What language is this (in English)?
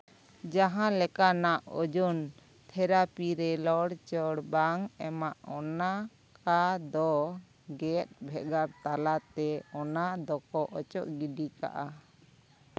Santali